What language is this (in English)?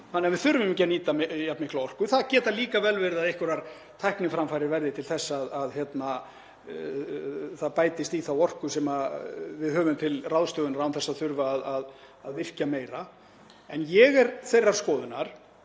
Icelandic